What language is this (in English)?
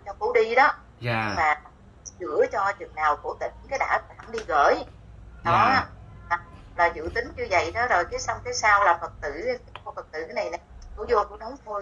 Vietnamese